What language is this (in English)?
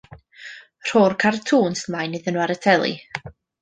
Welsh